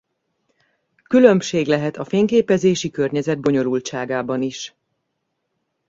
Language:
Hungarian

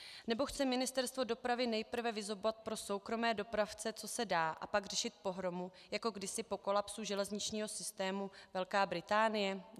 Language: Czech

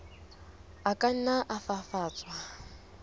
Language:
Southern Sotho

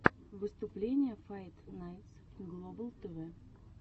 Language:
Russian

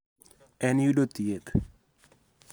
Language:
Luo (Kenya and Tanzania)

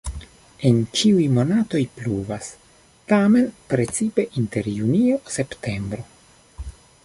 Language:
Esperanto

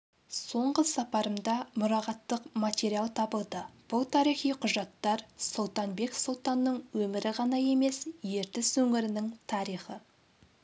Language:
Kazakh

